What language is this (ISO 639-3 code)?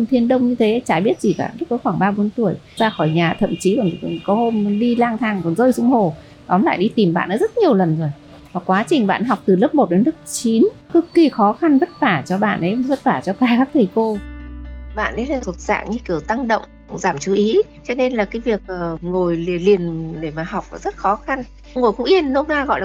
vie